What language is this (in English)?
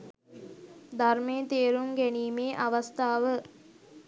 Sinhala